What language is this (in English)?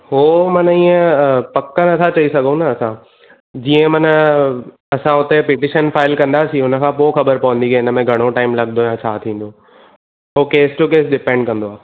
Sindhi